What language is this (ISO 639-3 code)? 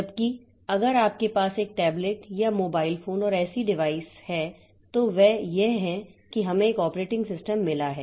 hin